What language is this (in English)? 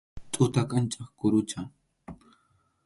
Arequipa-La Unión Quechua